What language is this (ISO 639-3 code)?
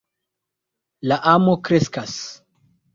epo